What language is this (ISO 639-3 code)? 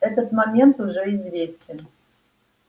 rus